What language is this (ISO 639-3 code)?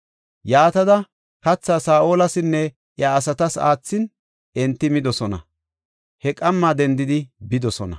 gof